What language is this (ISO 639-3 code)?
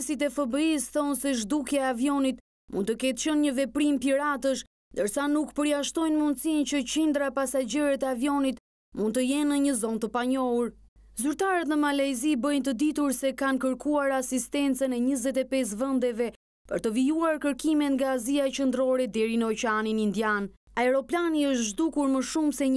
ron